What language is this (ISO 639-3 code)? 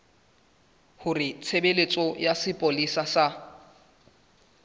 sot